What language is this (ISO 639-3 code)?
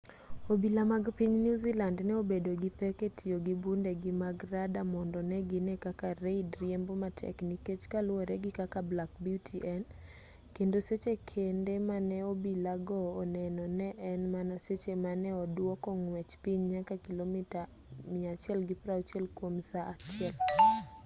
luo